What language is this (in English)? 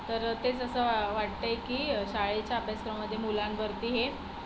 Marathi